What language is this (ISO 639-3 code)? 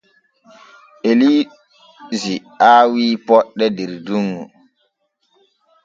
fue